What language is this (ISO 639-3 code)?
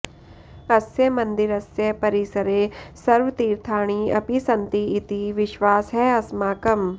san